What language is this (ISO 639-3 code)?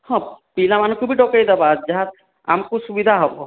ori